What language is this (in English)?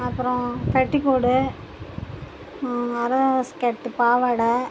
Tamil